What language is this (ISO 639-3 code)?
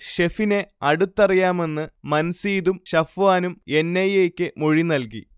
mal